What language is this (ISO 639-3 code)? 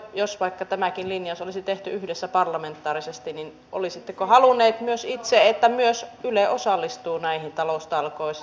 fin